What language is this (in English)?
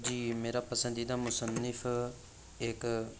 Urdu